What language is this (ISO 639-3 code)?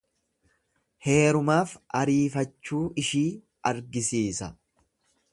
orm